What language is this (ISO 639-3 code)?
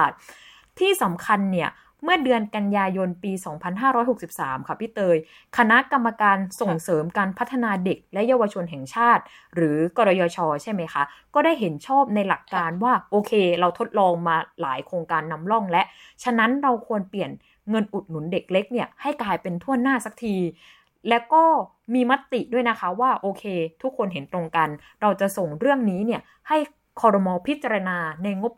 tha